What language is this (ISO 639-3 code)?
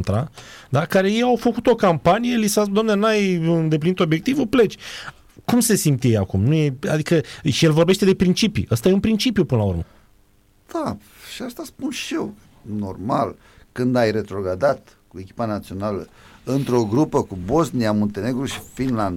ron